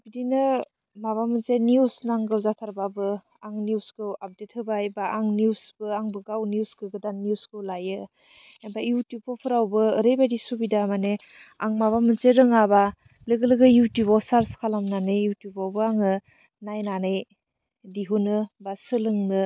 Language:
Bodo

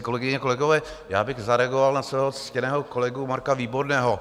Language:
Czech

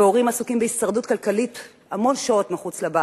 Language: Hebrew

